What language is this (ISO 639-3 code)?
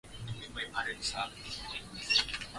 swa